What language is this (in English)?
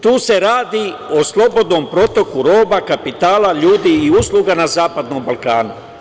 Serbian